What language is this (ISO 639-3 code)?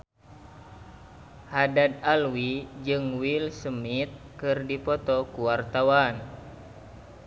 sun